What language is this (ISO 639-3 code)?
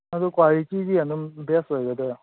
mni